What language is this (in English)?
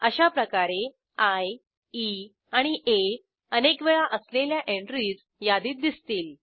Marathi